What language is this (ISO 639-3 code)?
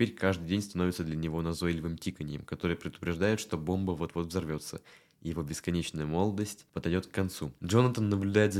rus